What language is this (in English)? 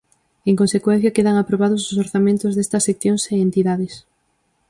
Galician